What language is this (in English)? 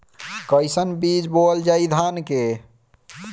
Bhojpuri